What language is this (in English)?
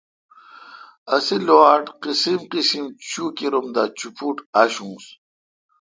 Kalkoti